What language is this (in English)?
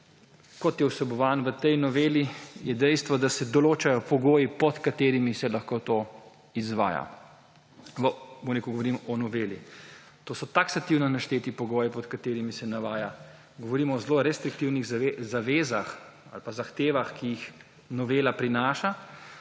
Slovenian